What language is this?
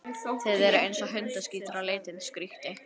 Icelandic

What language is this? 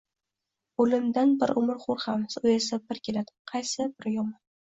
Uzbek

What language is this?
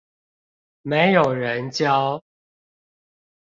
Chinese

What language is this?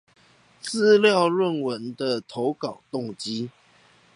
Chinese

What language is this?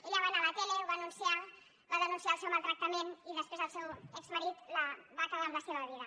Catalan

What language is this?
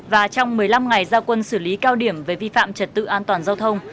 Vietnamese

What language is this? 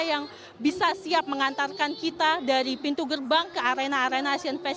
Indonesian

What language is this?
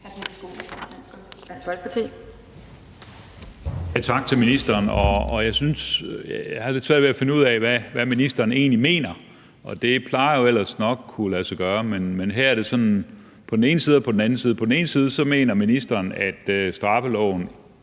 Danish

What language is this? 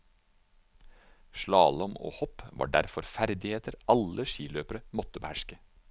Norwegian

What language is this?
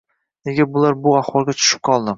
Uzbek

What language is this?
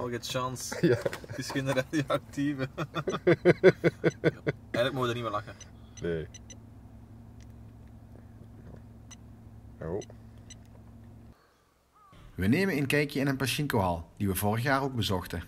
Dutch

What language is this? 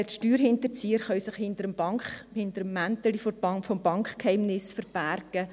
Swiss German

